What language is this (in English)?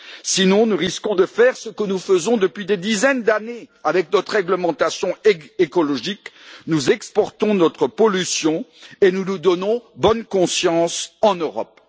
French